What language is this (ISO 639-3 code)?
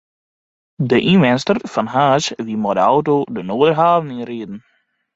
fry